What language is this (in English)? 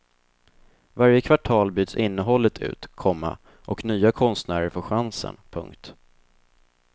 Swedish